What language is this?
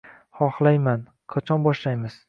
Uzbek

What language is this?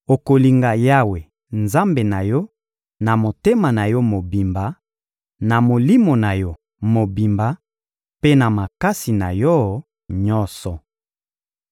Lingala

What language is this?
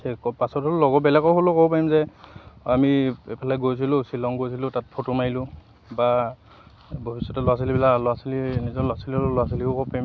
Assamese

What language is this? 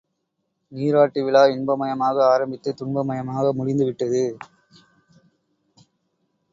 Tamil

